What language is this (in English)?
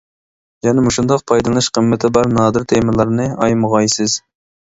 Uyghur